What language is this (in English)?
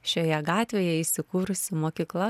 Lithuanian